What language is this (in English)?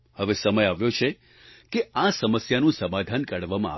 Gujarati